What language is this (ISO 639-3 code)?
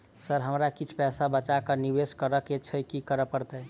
mai